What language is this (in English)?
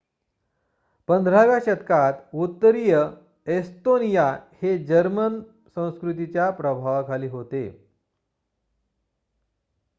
Marathi